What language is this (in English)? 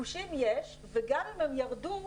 Hebrew